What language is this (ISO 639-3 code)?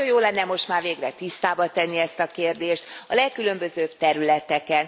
hun